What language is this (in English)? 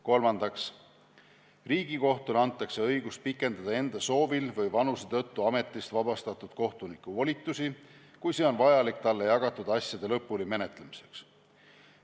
Estonian